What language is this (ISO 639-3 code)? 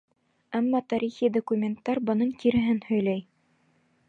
bak